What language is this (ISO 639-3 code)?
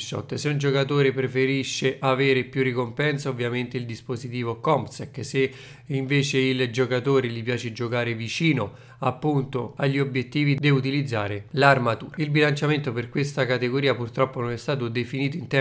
ita